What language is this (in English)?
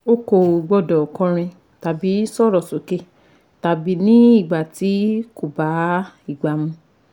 Yoruba